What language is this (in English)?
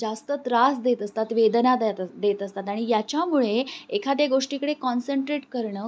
Marathi